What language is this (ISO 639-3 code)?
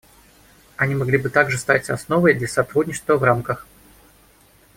rus